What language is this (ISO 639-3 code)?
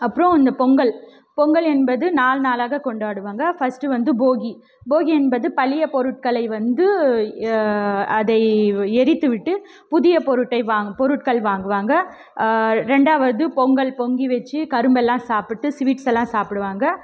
tam